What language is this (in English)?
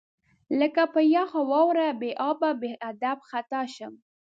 Pashto